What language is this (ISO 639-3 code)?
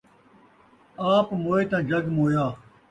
skr